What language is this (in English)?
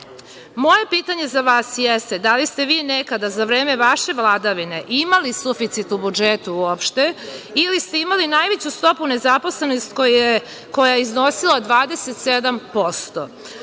Serbian